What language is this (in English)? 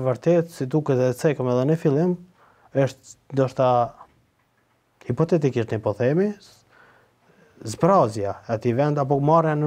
Romanian